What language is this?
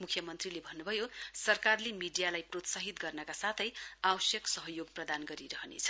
Nepali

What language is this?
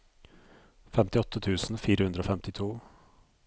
Norwegian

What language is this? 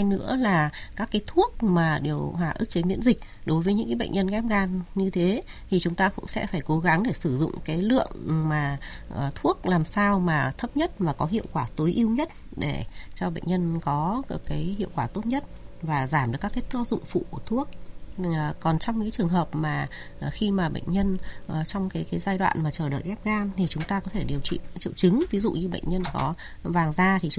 Vietnamese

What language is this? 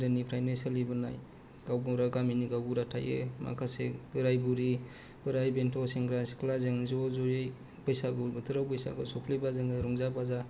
Bodo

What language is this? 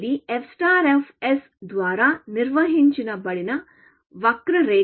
Telugu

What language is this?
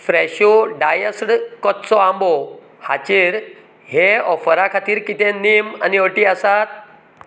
Konkani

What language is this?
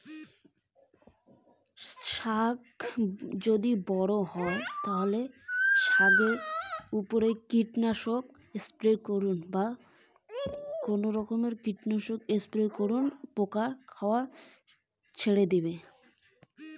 Bangla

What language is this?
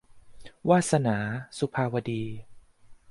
Thai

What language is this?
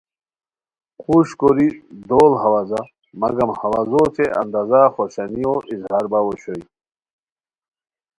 Khowar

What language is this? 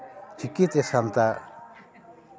Santali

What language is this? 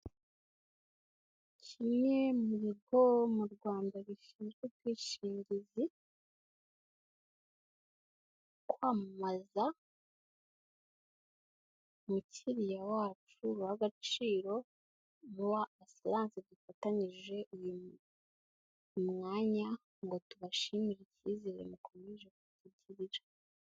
Kinyarwanda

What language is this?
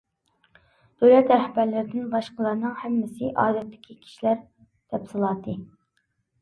Uyghur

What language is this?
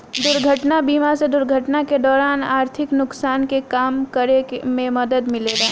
Bhojpuri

